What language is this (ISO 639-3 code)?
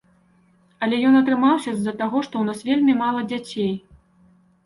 bel